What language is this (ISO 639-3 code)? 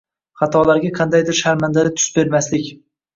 uzb